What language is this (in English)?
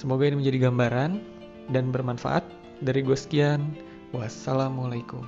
Indonesian